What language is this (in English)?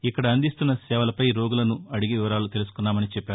Telugu